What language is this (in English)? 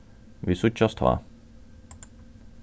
Faroese